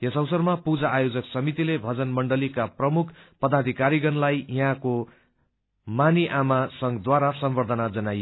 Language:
Nepali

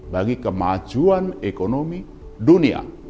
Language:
Indonesian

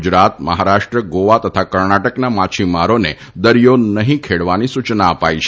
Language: Gujarati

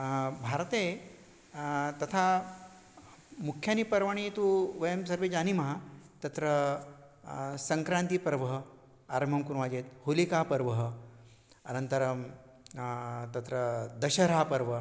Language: Sanskrit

